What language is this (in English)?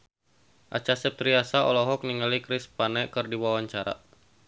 Sundanese